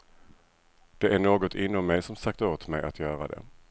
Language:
Swedish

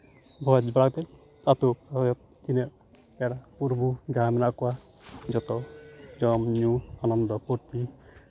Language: Santali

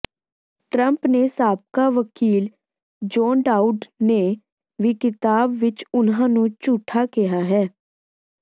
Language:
Punjabi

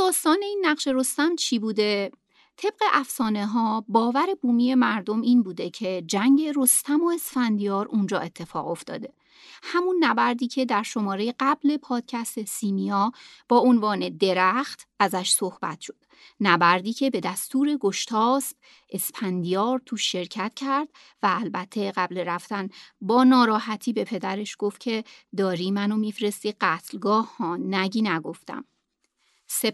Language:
Persian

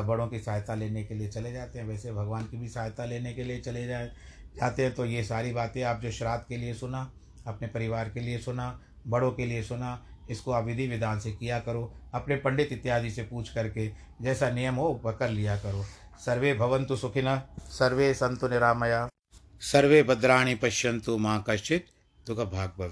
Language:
Hindi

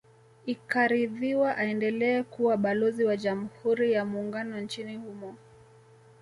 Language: Swahili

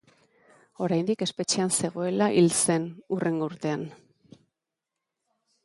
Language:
Basque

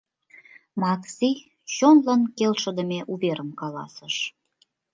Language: Mari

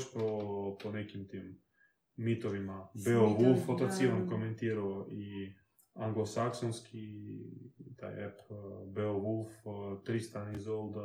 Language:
Croatian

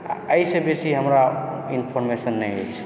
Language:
Maithili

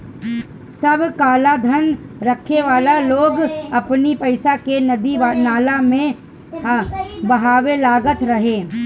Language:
Bhojpuri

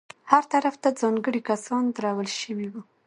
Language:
Pashto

